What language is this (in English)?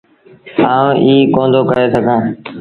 Sindhi Bhil